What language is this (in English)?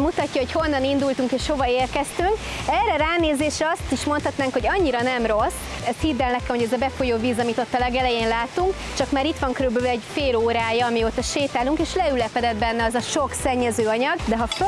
Hungarian